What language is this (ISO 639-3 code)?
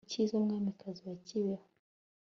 kin